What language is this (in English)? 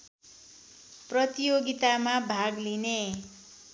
Nepali